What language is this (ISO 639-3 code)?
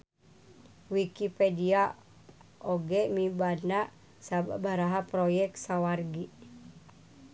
sun